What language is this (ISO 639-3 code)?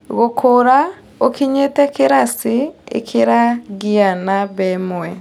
kik